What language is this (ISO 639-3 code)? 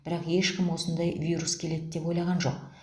kaz